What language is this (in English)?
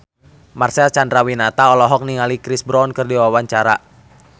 Sundanese